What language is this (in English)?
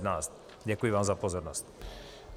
Czech